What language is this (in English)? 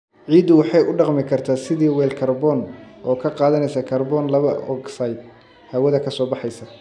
Somali